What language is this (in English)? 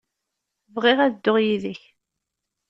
Kabyle